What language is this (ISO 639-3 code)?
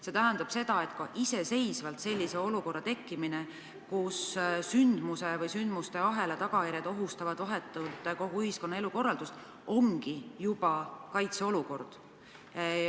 est